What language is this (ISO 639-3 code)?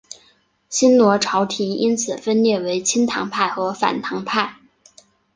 zho